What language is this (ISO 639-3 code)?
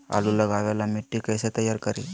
mag